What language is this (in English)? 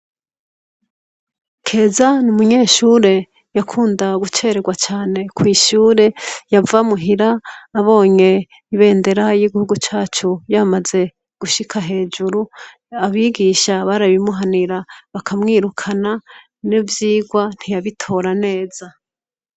Rundi